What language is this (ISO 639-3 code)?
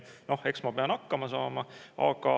est